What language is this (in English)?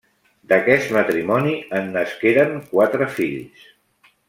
Catalan